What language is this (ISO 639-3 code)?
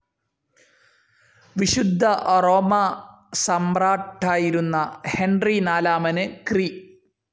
mal